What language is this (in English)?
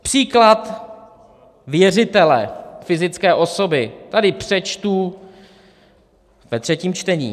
Czech